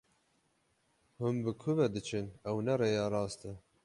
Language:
Kurdish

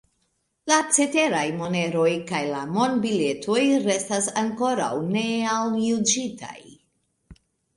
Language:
Esperanto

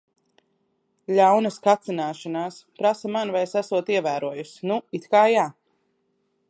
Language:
Latvian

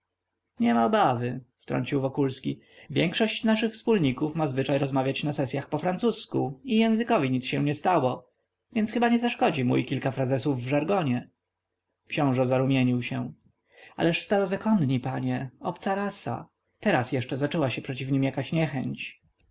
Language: Polish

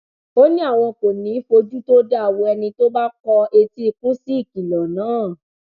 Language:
Yoruba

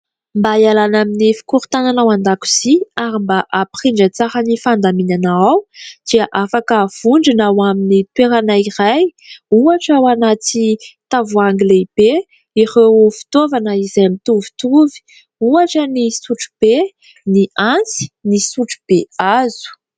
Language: Malagasy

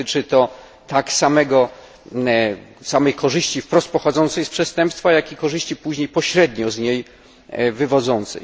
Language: Polish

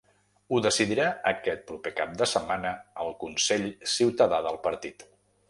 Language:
Catalan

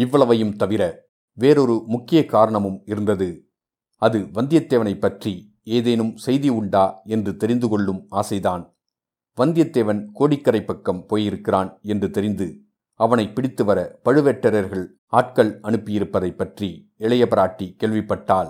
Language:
Tamil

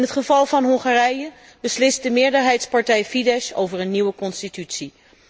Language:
Dutch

